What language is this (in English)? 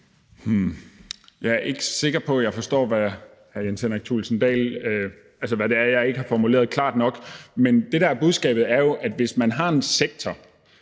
Danish